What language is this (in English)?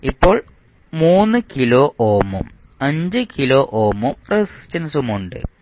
Malayalam